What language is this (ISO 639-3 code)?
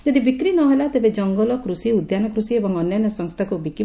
ori